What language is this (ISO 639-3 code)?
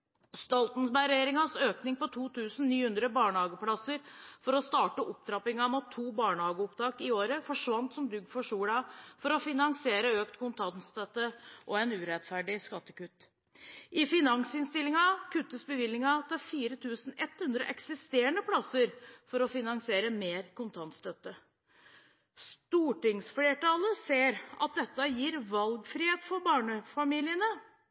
nob